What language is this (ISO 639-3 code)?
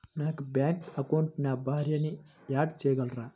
tel